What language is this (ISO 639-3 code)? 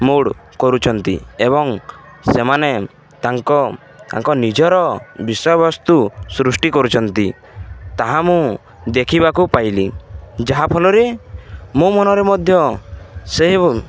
ori